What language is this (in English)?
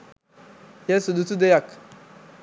Sinhala